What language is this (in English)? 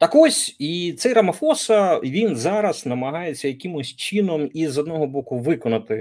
Ukrainian